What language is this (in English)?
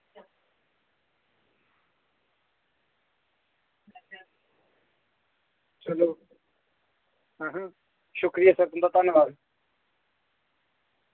Dogri